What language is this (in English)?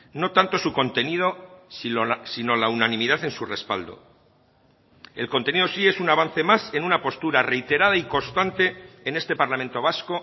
Spanish